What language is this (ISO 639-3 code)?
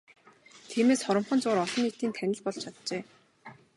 mon